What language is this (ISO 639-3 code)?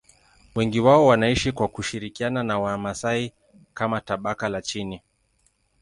swa